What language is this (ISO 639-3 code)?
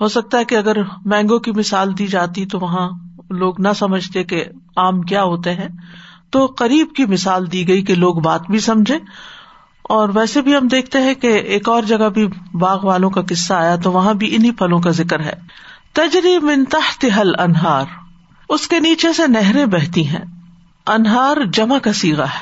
urd